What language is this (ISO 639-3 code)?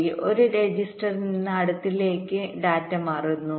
mal